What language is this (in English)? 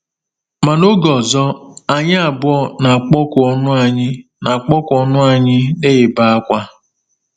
Igbo